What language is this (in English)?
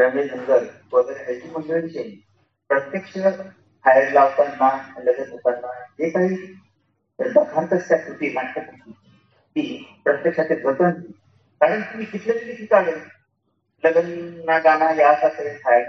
Marathi